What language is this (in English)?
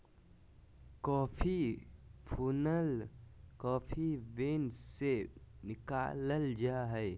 Magahi